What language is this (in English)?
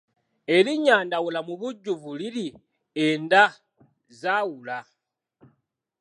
Ganda